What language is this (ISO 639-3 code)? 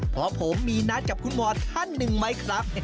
tha